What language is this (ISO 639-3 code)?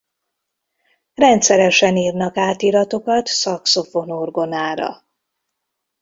hun